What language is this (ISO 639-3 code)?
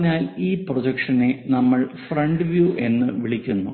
mal